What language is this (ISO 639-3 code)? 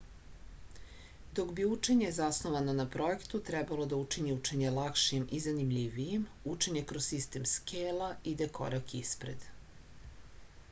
srp